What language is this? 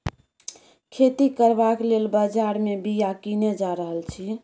Maithili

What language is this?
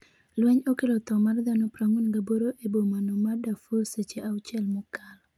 Luo (Kenya and Tanzania)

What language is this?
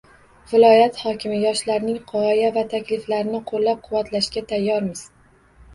Uzbek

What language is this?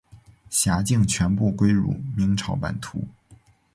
Chinese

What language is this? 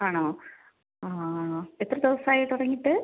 Malayalam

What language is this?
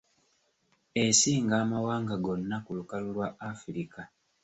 Ganda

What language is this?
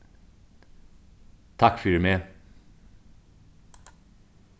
Faroese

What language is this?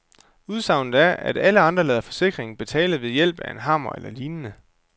Danish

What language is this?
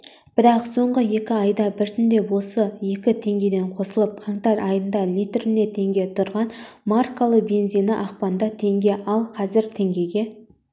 Kazakh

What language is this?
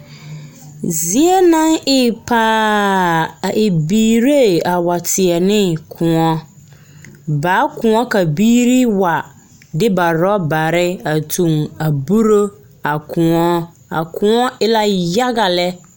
Southern Dagaare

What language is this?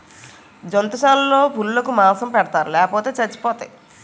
Telugu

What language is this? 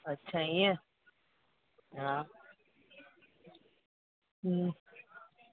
Sindhi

